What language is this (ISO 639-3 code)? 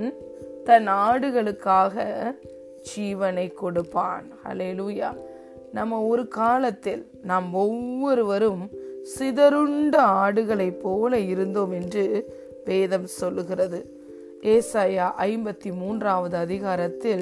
tam